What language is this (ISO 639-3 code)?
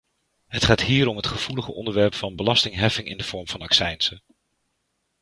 nld